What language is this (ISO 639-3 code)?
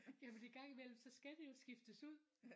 dan